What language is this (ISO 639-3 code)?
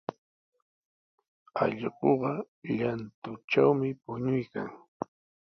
qws